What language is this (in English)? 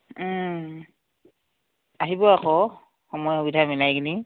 Assamese